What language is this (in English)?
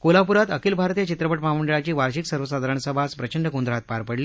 Marathi